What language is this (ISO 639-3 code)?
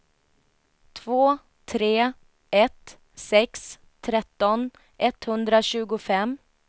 swe